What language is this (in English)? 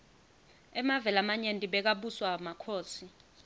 Swati